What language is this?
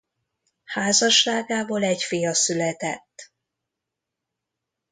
Hungarian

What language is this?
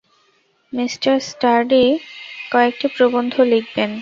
Bangla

